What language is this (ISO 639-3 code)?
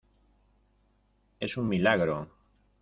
spa